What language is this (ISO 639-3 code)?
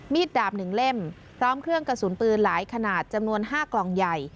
tha